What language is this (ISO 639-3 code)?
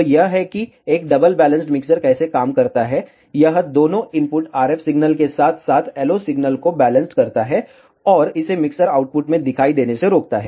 hin